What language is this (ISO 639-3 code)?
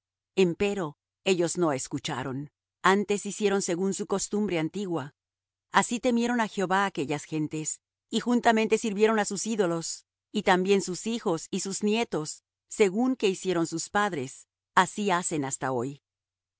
spa